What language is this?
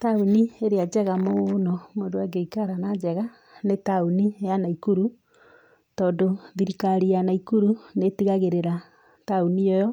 Kikuyu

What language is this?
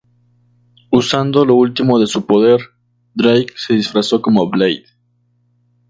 Spanish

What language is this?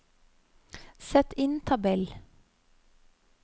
Norwegian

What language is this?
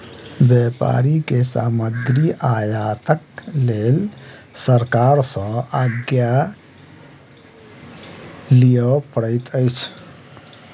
Maithili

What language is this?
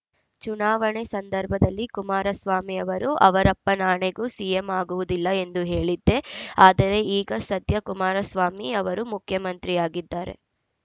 Kannada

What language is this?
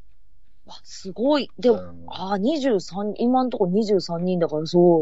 Japanese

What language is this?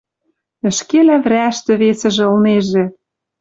Western Mari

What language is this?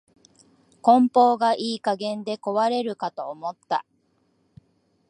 Japanese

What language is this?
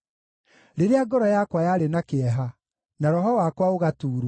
Kikuyu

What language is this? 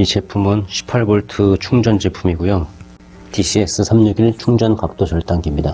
Korean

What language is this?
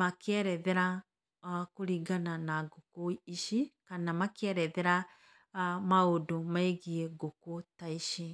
Kikuyu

